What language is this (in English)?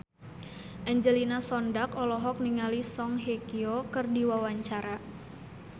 Sundanese